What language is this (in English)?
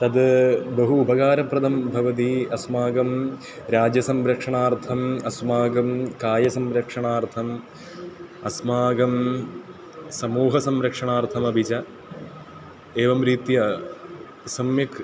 Sanskrit